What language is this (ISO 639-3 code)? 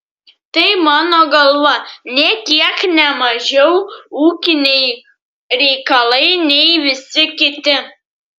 lit